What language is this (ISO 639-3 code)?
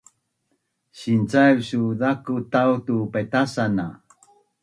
bnn